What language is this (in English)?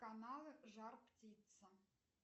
Russian